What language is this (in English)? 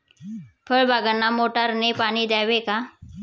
Marathi